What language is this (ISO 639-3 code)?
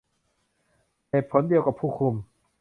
tha